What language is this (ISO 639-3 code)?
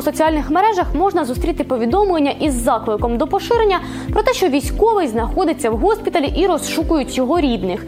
ukr